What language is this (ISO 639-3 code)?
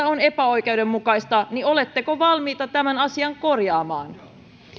fin